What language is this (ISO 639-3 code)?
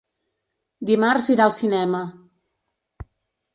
cat